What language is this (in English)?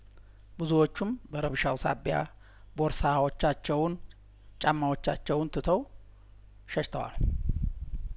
Amharic